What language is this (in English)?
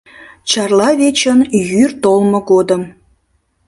Mari